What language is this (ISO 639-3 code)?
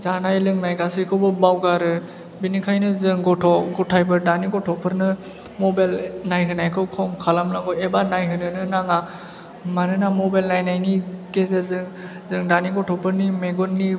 brx